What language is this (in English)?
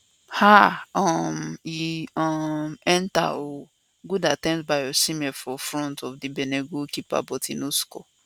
Nigerian Pidgin